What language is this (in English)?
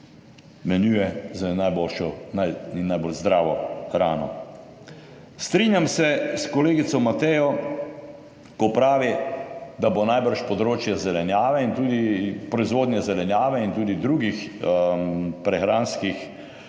Slovenian